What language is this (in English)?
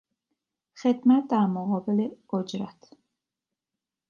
Persian